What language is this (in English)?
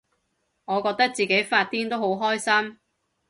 Cantonese